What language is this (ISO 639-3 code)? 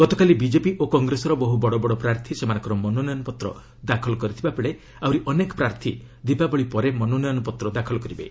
ori